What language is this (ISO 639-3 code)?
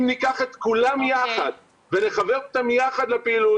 heb